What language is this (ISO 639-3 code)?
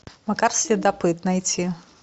rus